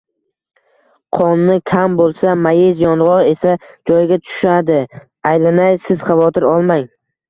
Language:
Uzbek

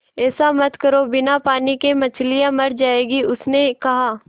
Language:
Hindi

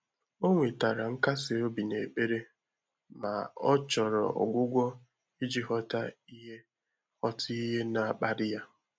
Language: Igbo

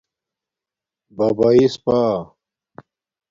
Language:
Domaaki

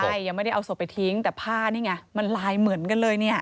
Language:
Thai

